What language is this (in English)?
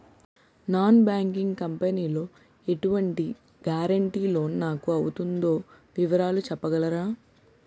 Telugu